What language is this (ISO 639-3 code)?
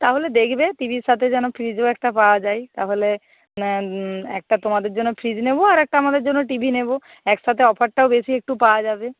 ben